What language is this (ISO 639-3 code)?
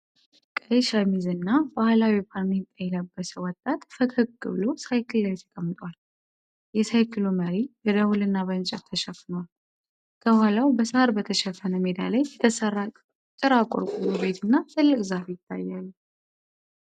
amh